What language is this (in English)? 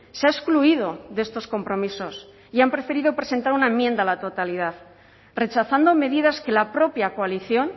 Spanish